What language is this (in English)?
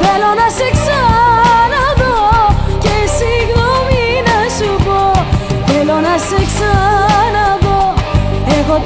Greek